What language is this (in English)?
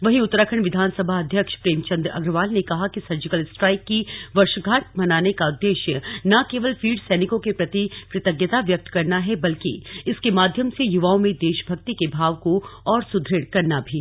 Hindi